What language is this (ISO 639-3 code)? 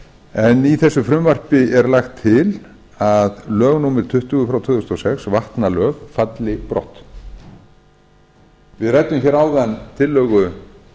isl